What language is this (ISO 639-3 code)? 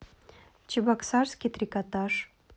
rus